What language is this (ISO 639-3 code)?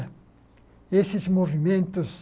por